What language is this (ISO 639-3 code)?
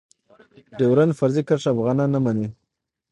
pus